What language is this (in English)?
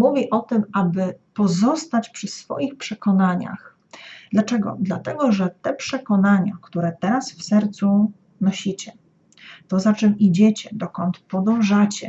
Polish